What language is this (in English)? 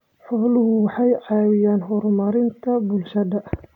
Somali